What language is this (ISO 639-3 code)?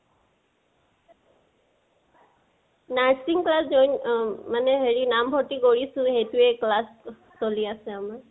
asm